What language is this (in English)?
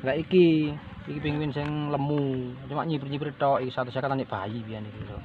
Indonesian